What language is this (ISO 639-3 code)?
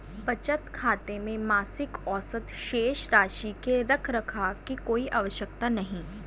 hin